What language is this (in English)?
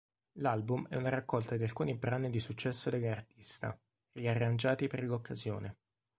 Italian